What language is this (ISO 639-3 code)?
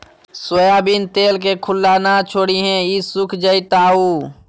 mag